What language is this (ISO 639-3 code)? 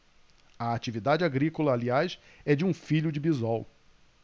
por